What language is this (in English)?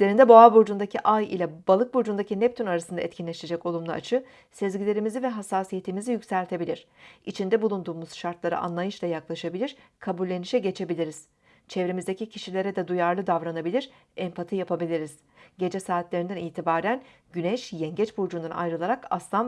Turkish